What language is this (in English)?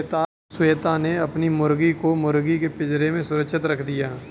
Hindi